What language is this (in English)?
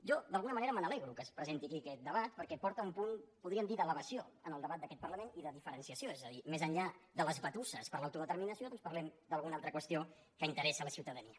Catalan